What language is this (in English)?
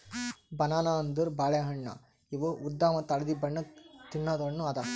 Kannada